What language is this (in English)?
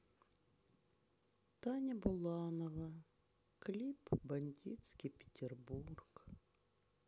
Russian